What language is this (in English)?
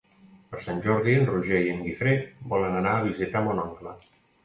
Catalan